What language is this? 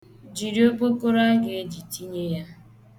Igbo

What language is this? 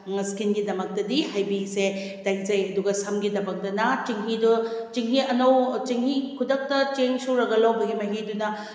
Manipuri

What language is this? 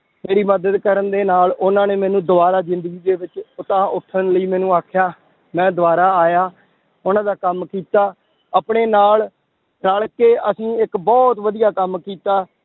Punjabi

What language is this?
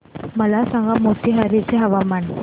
Marathi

